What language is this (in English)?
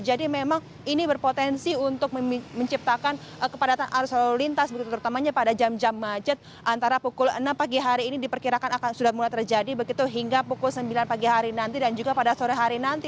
Indonesian